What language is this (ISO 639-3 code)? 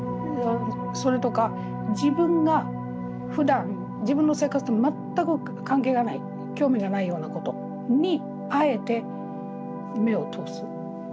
jpn